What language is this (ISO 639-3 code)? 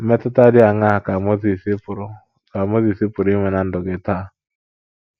ibo